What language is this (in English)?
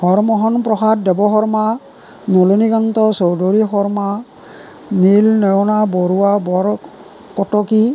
Assamese